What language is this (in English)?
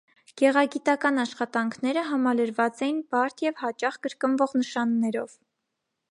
Armenian